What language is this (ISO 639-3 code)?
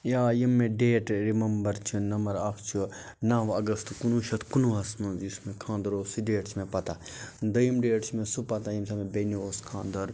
kas